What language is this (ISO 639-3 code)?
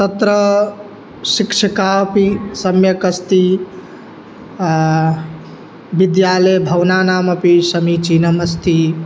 san